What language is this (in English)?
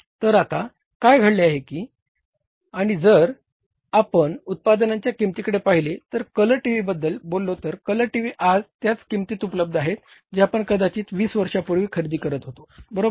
Marathi